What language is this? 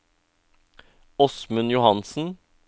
Norwegian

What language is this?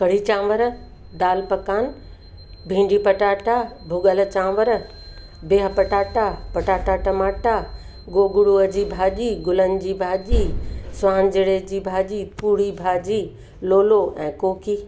Sindhi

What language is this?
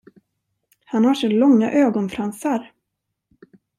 Swedish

